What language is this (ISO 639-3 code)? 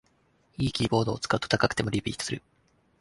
jpn